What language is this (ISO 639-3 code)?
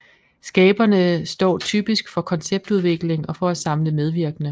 dan